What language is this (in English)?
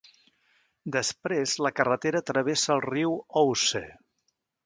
Catalan